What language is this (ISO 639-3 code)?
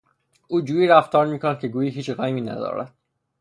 fas